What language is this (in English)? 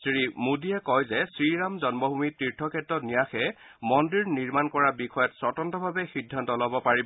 Assamese